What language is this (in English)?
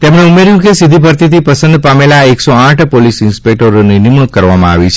Gujarati